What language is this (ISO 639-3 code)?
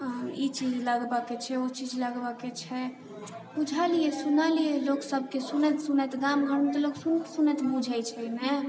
mai